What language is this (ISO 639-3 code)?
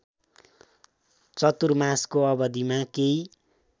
nep